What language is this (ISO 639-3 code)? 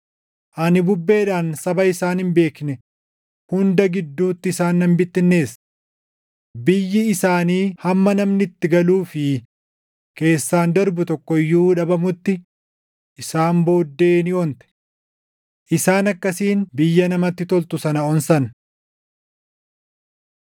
orm